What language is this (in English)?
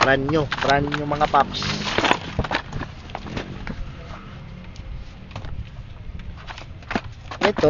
Filipino